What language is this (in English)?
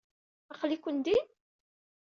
Kabyle